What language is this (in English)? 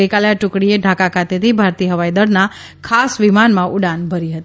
Gujarati